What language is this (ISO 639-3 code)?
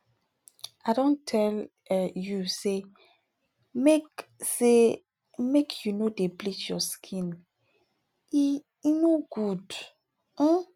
pcm